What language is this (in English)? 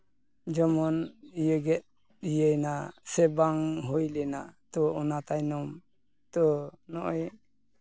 Santali